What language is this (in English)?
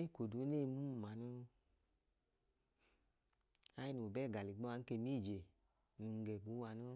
Idoma